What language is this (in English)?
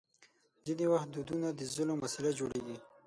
Pashto